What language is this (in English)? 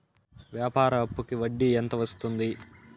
Telugu